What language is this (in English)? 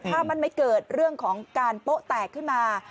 Thai